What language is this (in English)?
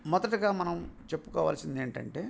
Telugu